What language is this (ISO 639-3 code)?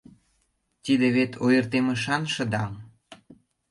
chm